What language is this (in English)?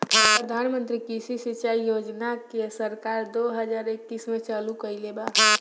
Bhojpuri